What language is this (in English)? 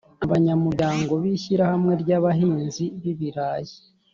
Kinyarwanda